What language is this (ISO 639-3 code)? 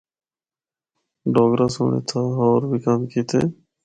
hno